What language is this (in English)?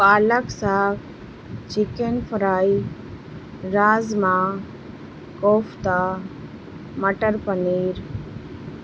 Urdu